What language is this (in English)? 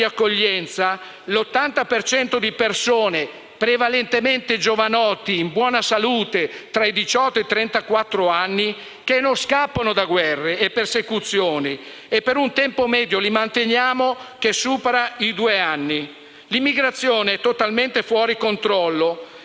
Italian